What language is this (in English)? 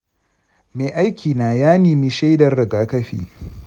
Hausa